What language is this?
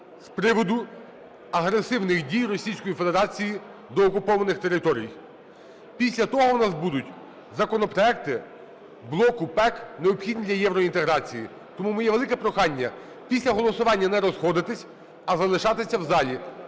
Ukrainian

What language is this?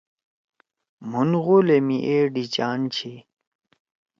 Torwali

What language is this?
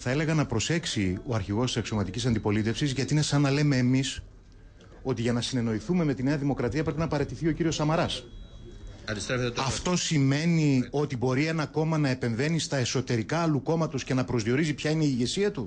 Greek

